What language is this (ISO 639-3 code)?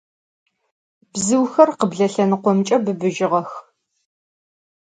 ady